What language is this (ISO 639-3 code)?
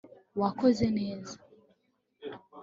kin